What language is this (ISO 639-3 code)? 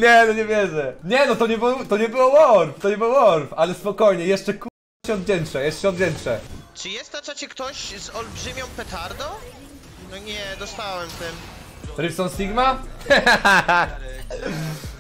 pol